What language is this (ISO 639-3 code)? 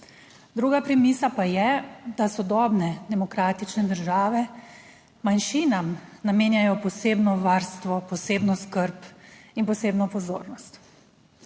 slv